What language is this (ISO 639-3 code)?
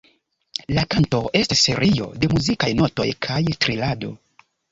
epo